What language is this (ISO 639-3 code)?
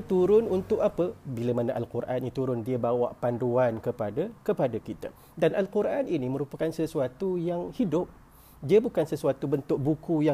msa